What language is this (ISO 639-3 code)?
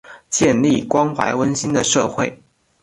zho